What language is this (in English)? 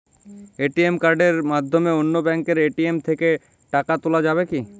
Bangla